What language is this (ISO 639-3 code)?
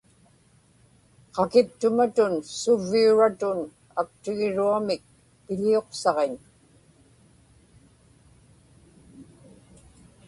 ipk